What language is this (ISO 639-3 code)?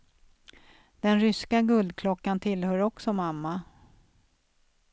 swe